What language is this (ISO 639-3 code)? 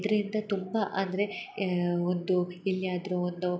kan